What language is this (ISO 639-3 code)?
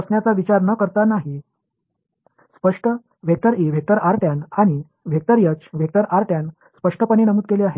tam